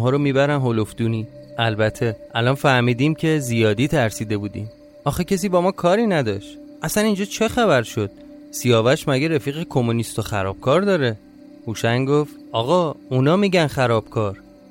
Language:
Persian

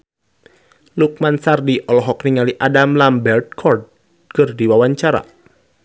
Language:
Sundanese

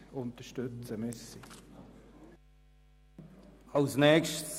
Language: Swiss German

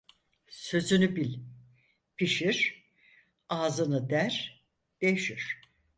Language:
Turkish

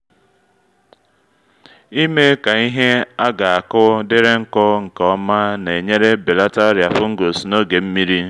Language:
Igbo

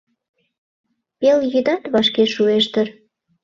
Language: Mari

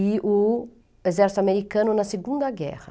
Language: Portuguese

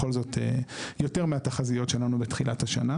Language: Hebrew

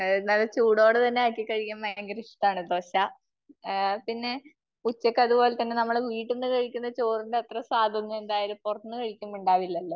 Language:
Malayalam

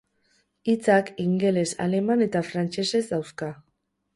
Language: Basque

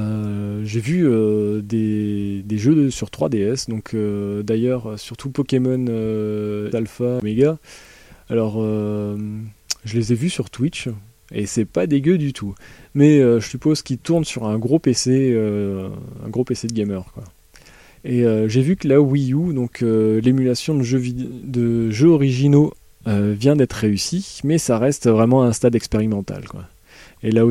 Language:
French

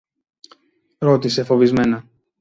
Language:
Greek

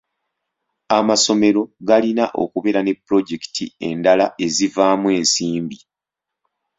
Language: Ganda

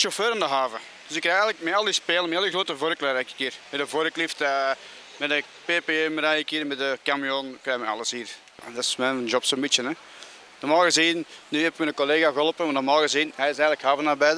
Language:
Dutch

